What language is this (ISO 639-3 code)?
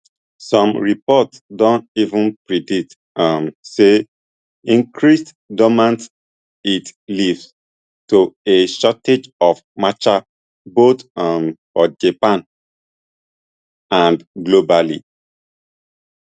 pcm